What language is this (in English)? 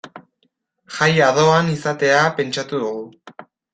Basque